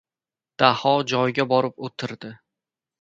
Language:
Uzbek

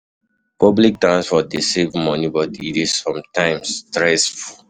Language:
Nigerian Pidgin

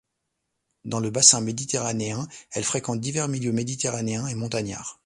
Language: French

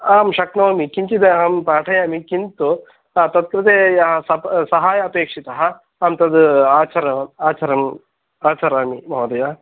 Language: Sanskrit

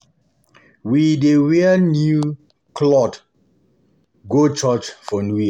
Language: Nigerian Pidgin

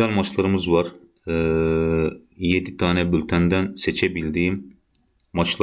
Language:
Turkish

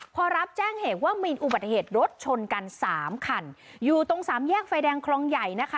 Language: Thai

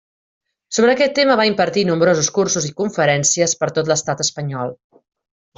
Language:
Catalan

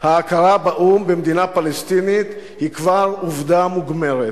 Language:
Hebrew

